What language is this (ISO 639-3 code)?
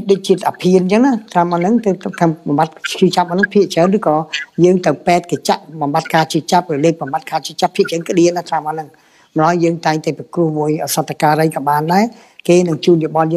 vie